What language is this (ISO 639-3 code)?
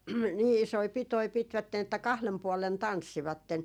fin